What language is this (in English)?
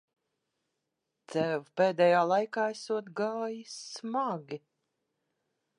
Latvian